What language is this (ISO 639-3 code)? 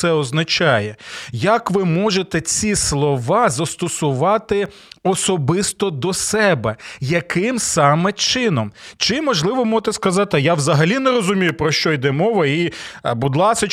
ukr